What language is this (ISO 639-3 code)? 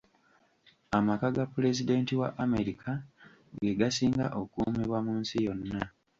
lug